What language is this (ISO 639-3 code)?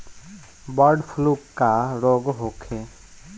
bho